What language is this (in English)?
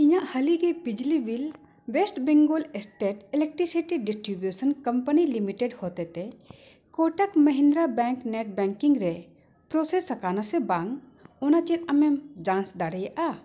Santali